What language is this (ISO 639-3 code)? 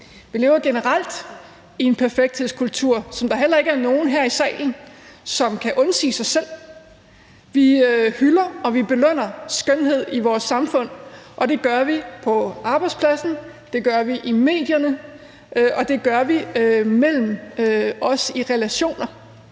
dan